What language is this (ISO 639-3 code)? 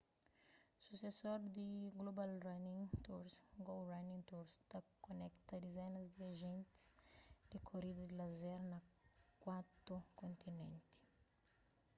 kea